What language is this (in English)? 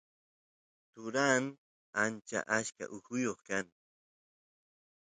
Santiago del Estero Quichua